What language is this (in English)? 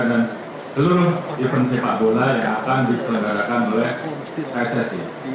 Indonesian